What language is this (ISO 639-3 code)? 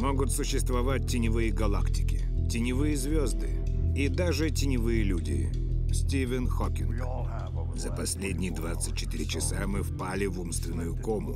rus